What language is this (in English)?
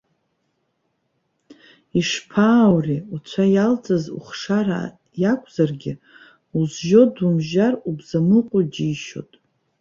Abkhazian